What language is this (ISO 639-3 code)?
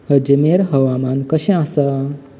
kok